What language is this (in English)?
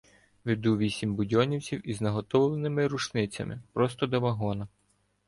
Ukrainian